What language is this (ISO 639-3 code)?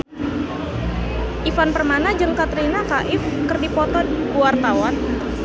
sun